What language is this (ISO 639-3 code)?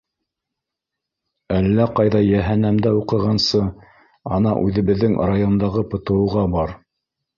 bak